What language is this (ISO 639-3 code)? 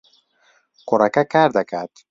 ckb